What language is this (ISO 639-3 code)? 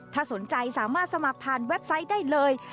tha